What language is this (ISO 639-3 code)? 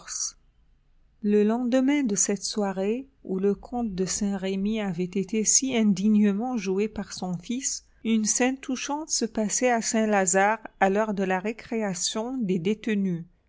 fra